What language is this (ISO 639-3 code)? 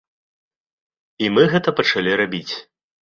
bel